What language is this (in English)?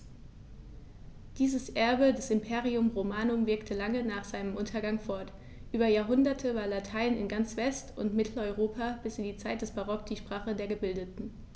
German